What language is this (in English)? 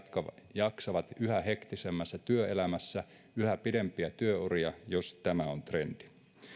Finnish